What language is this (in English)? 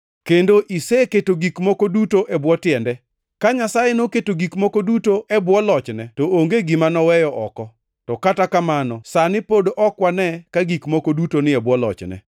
Luo (Kenya and Tanzania)